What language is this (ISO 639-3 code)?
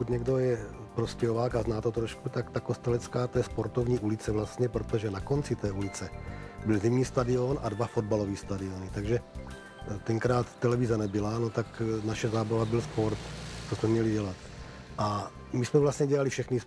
ces